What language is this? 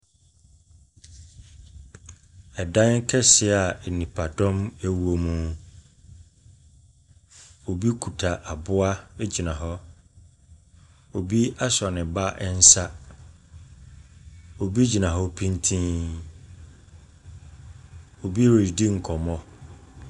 Akan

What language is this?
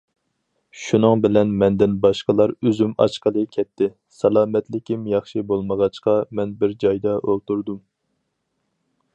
Uyghur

